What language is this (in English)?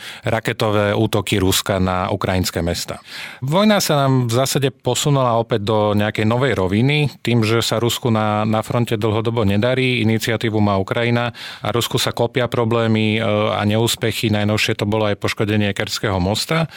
Slovak